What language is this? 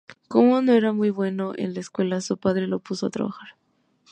Spanish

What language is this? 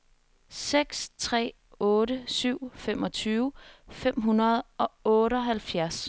Danish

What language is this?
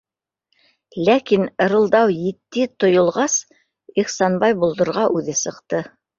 Bashkir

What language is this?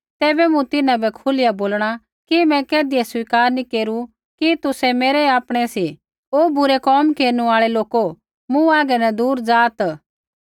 Kullu Pahari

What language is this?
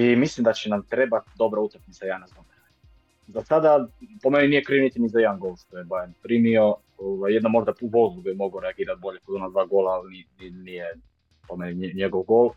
Croatian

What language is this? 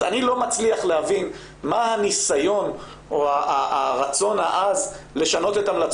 Hebrew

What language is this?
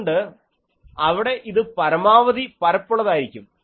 Malayalam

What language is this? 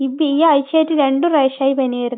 Malayalam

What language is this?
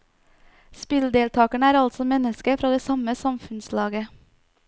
Norwegian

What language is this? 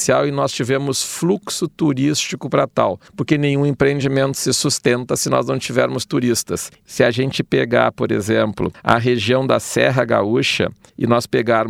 Portuguese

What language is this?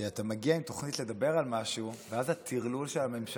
Hebrew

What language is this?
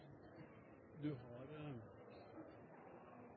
Norwegian Nynorsk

